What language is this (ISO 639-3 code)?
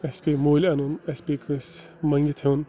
kas